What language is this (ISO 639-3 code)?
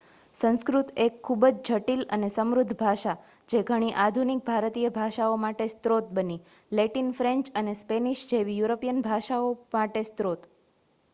guj